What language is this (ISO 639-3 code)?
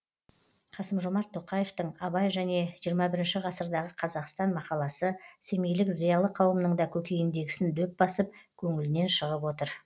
kaz